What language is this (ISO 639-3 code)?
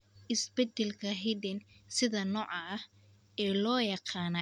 som